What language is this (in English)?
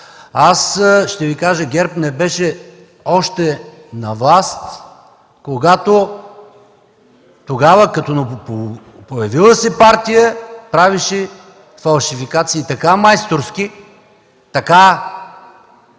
Bulgarian